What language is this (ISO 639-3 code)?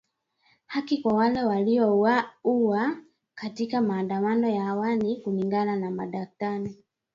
swa